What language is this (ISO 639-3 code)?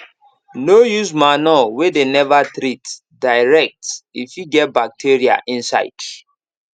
pcm